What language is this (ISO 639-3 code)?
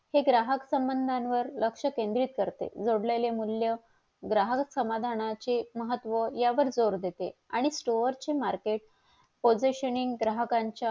mar